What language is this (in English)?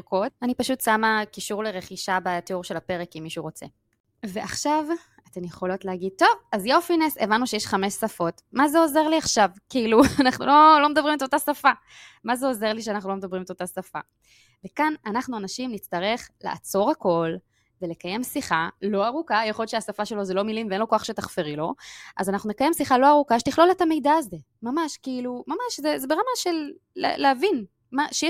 Hebrew